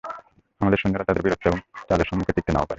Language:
Bangla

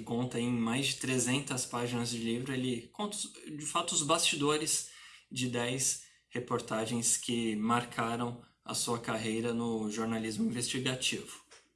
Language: Portuguese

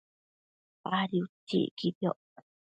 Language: Matsés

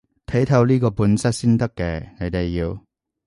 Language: Cantonese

